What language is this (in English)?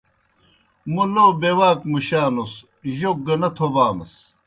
Kohistani Shina